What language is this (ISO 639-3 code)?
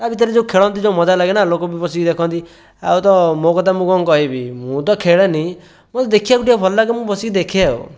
ori